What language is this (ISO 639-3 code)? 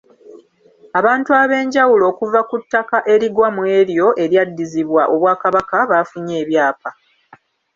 lug